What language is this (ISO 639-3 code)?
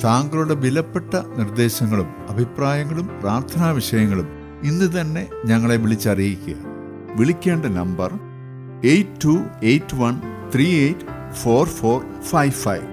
mal